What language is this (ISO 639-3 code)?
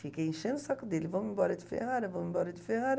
por